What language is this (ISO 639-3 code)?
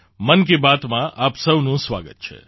guj